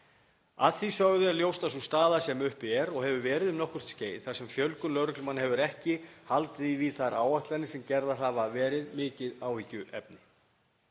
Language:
Icelandic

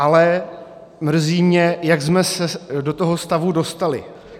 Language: Czech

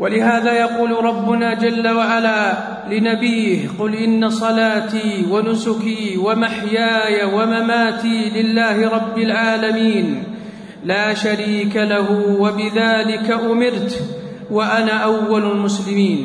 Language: Arabic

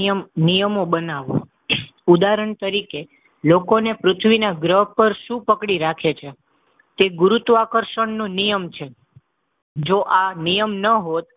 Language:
Gujarati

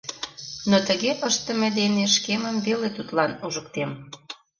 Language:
Mari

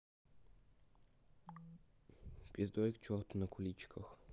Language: Russian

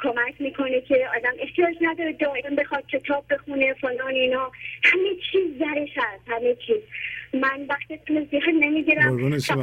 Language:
Persian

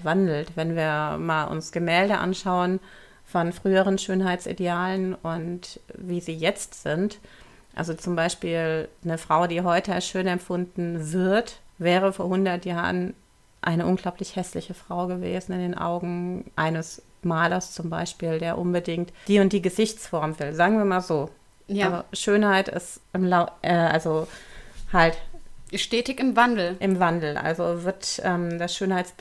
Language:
German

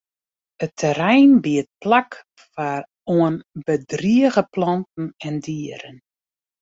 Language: Western Frisian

